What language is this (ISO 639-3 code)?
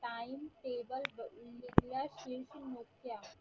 mar